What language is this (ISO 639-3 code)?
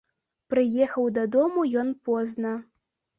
bel